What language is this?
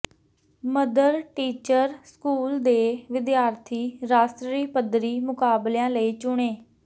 Punjabi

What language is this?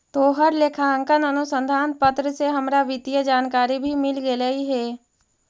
Magahi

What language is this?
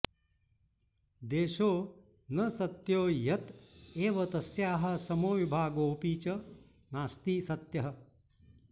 Sanskrit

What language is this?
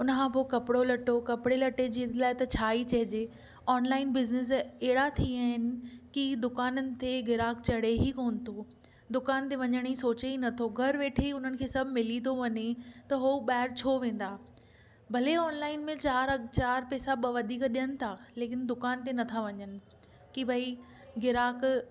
Sindhi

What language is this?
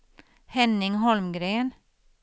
Swedish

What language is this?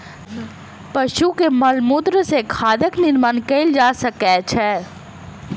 Maithili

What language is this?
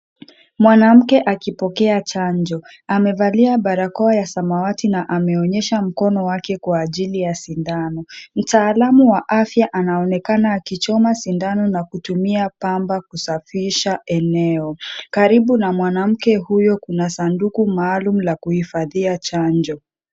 Swahili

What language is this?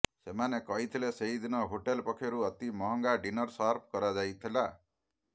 Odia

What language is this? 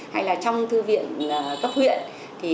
Vietnamese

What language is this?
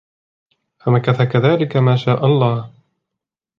Arabic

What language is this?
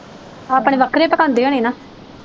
Punjabi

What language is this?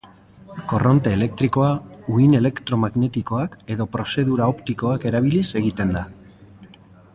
Basque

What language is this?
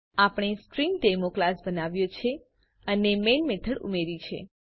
Gujarati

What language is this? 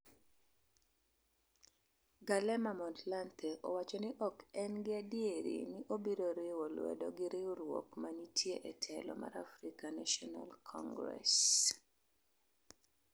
Luo (Kenya and Tanzania)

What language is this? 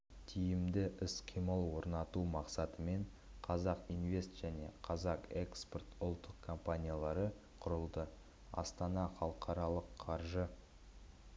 Kazakh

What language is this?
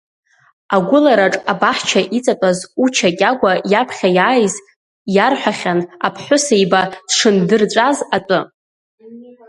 Abkhazian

